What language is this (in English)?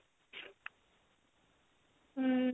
Odia